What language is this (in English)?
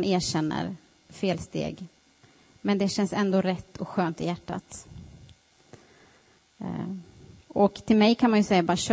Swedish